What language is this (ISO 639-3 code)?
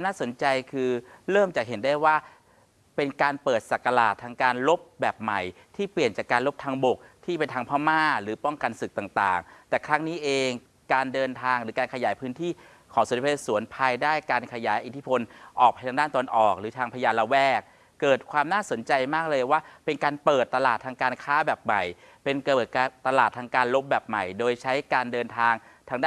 tha